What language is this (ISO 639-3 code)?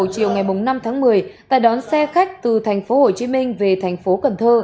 vie